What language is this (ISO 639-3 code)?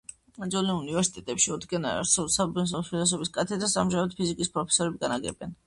kat